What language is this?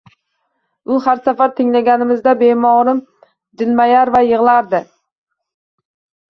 Uzbek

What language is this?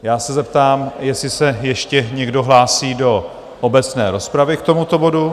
Czech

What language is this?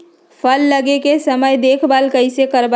Magahi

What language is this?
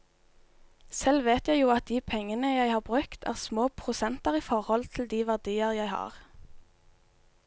Norwegian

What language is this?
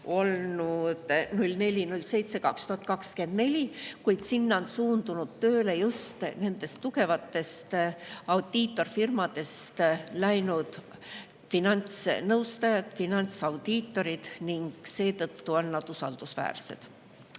Estonian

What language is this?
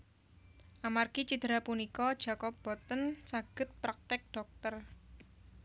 Javanese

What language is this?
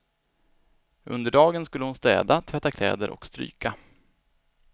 Swedish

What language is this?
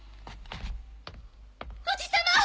Japanese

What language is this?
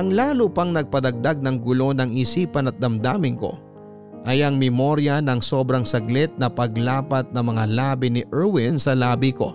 Filipino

